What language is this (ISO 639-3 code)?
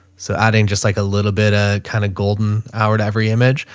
eng